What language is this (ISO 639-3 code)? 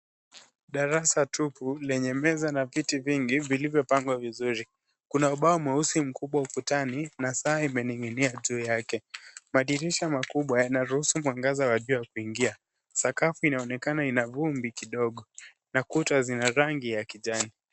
swa